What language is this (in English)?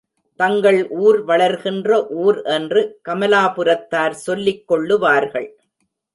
Tamil